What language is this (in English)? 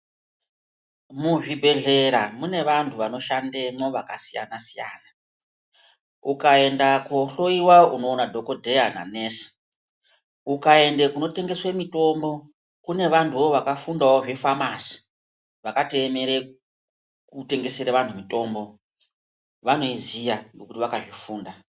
Ndau